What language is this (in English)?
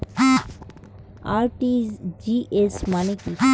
Bangla